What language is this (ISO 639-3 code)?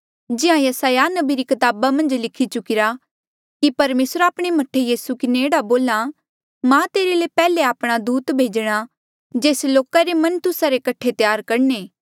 mjl